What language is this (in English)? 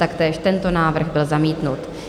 Czech